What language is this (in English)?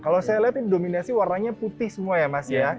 Indonesian